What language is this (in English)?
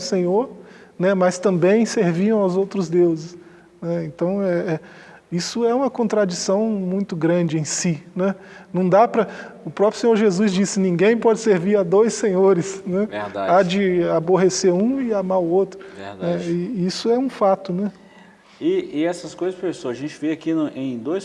Portuguese